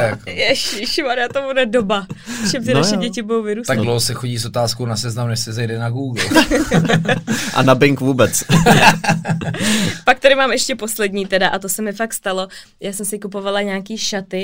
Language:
Czech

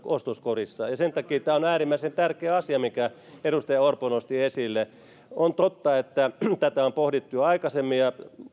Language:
Finnish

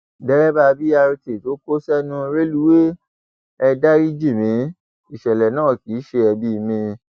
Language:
Yoruba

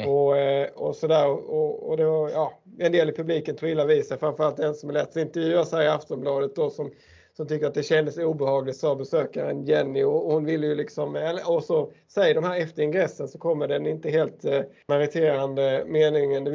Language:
Swedish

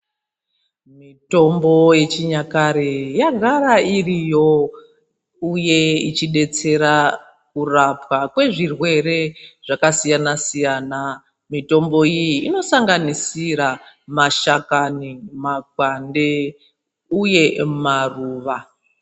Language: Ndau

